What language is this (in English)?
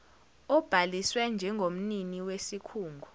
Zulu